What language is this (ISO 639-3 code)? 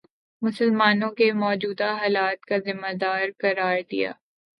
urd